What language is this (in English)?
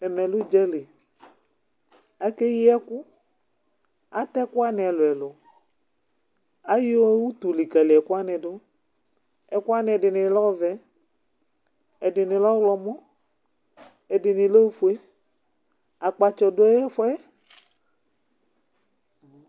Ikposo